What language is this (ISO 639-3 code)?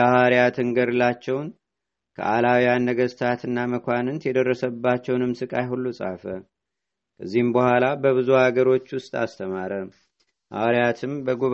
amh